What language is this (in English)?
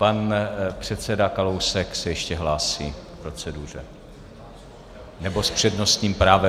Czech